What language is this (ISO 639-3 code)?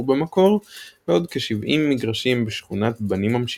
heb